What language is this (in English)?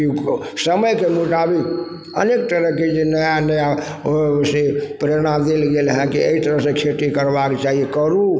Maithili